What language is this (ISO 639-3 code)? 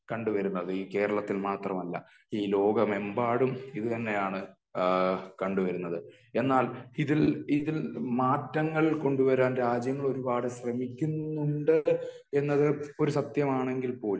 mal